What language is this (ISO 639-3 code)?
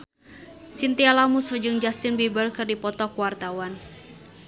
sun